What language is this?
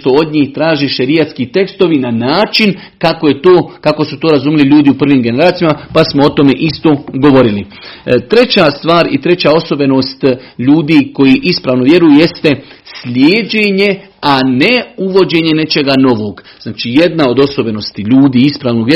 Croatian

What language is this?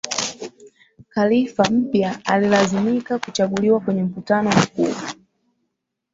Swahili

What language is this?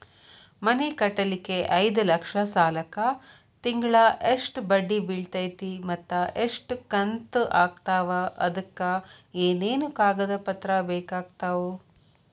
Kannada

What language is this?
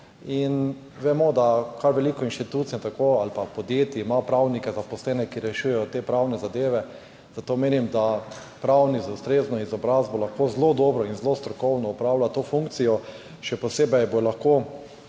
Slovenian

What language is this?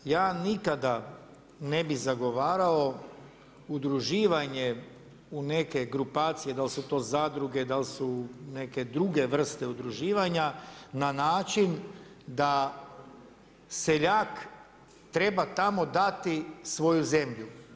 Croatian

